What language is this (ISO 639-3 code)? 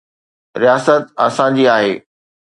snd